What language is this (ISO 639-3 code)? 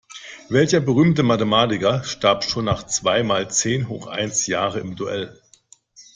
deu